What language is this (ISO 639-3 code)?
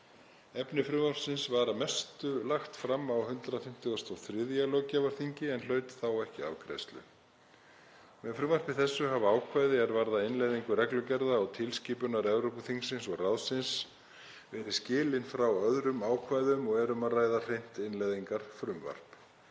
isl